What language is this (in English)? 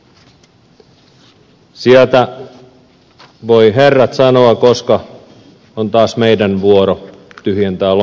Finnish